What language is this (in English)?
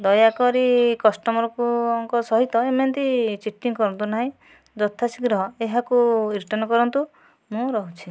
Odia